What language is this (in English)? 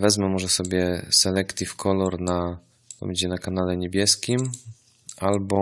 Polish